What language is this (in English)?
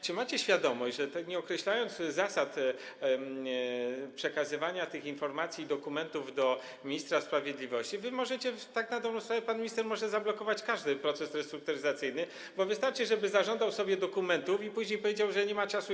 Polish